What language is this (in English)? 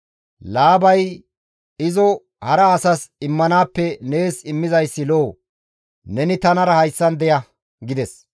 Gamo